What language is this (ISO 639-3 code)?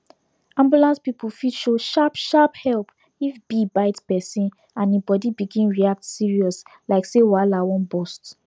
pcm